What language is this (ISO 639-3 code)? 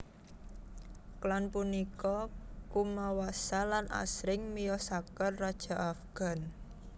jav